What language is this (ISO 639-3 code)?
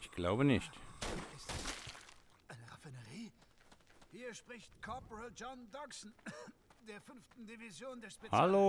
deu